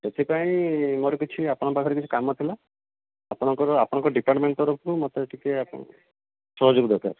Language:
Odia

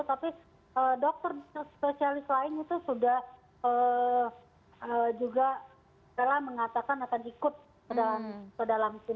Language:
Indonesian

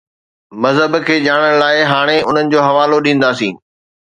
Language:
Sindhi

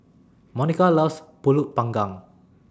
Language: English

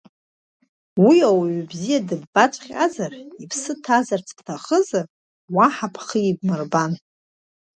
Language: Abkhazian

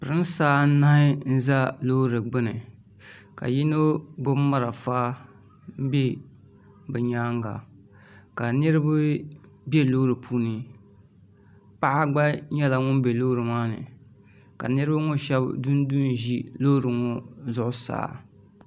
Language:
Dagbani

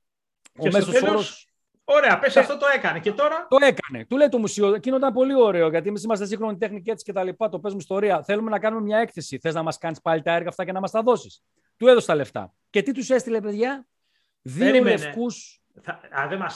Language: Greek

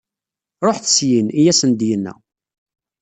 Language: Kabyle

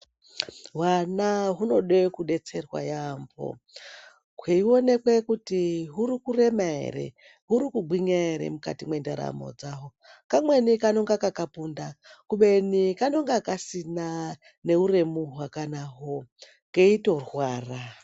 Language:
Ndau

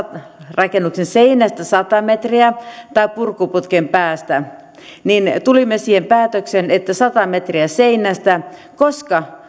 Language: Finnish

